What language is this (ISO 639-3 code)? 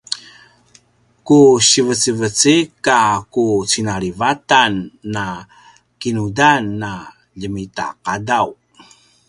pwn